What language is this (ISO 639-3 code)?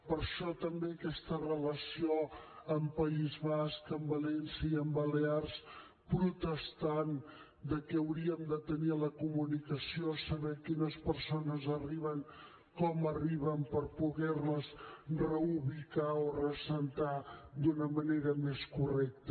cat